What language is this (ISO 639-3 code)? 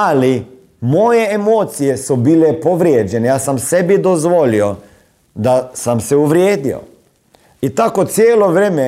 hrv